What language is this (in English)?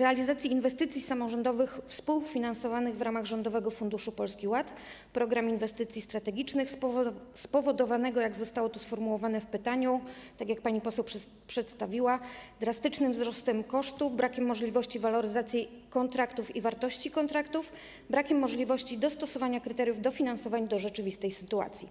Polish